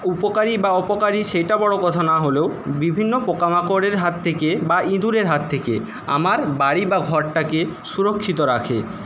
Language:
Bangla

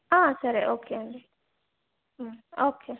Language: Telugu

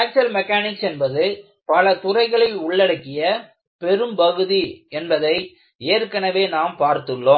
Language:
Tamil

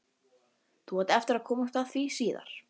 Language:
Icelandic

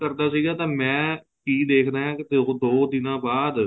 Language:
Punjabi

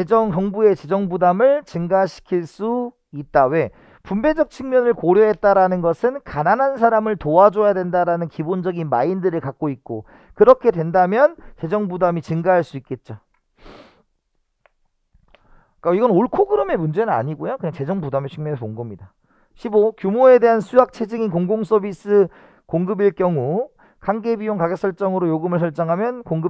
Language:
Korean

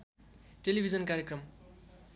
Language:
Nepali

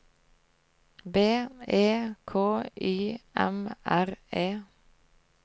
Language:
Norwegian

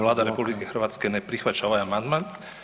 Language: Croatian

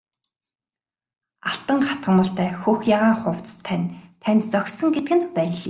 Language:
Mongolian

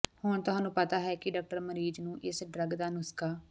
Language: Punjabi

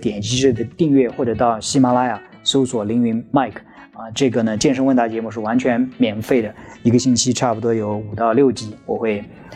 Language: Chinese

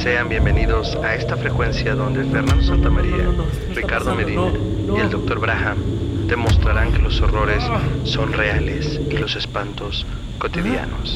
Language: Spanish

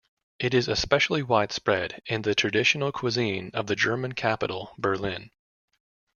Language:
English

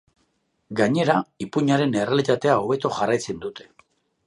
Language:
Basque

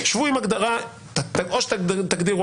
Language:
Hebrew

